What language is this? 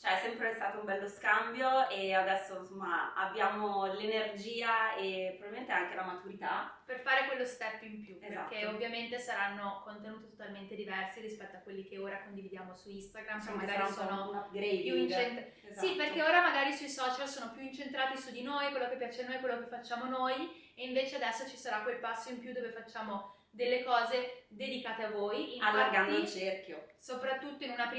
Italian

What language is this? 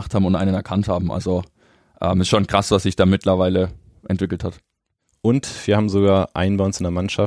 German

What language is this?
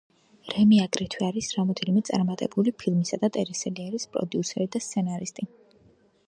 Georgian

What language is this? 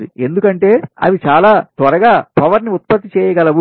Telugu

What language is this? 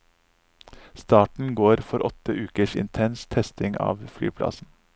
Norwegian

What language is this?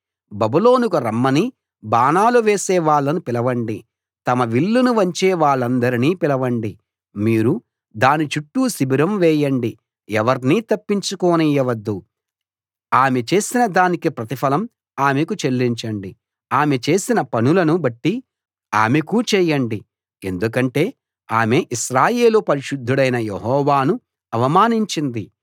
Telugu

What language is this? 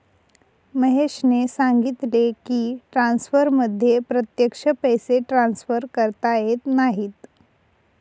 Marathi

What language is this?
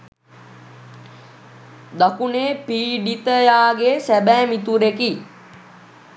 Sinhala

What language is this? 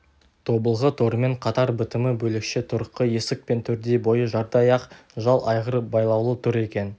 Kazakh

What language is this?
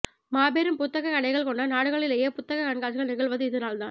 Tamil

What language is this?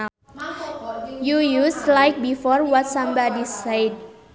Sundanese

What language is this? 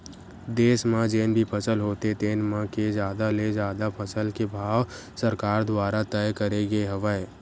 Chhattisgarhi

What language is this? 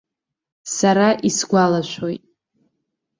Abkhazian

